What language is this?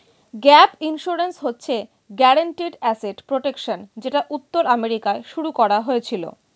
Bangla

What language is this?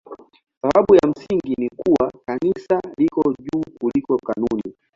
Swahili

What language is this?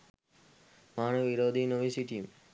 Sinhala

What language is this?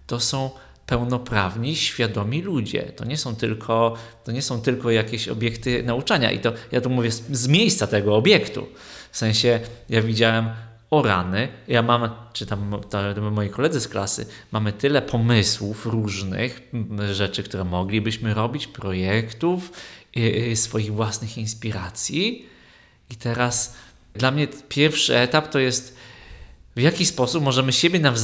Polish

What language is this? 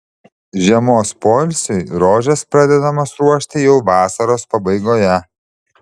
Lithuanian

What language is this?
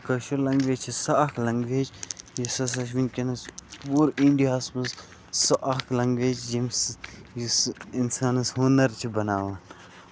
Kashmiri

